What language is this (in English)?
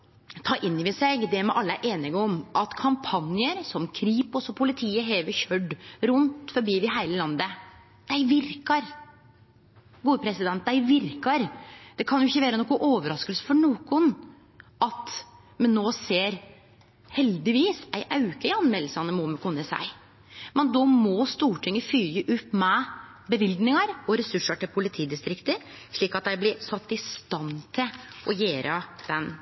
Norwegian Nynorsk